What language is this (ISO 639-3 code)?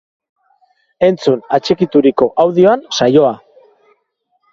eus